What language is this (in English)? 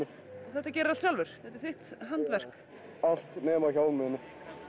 Icelandic